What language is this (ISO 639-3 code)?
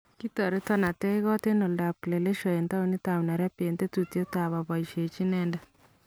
kln